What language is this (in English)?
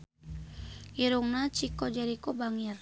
Sundanese